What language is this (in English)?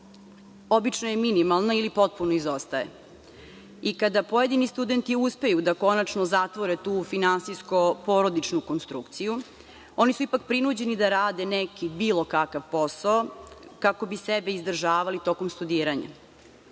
Serbian